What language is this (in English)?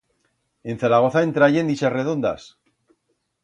Aragonese